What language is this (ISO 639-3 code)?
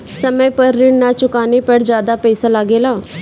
bho